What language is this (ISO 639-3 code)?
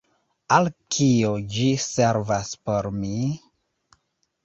epo